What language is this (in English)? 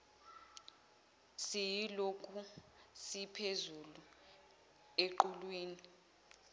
Zulu